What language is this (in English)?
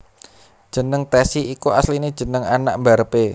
Javanese